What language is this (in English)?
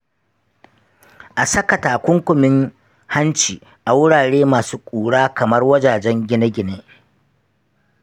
Hausa